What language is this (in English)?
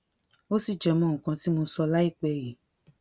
Yoruba